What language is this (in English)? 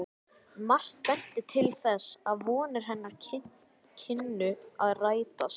Icelandic